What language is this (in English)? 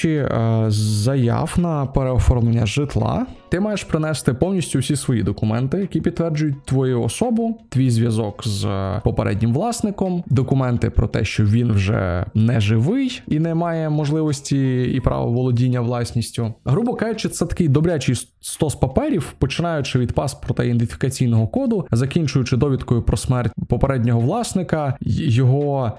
Ukrainian